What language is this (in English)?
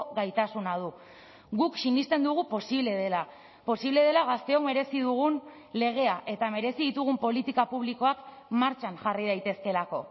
Basque